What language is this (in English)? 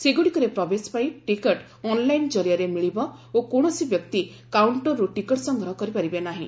Odia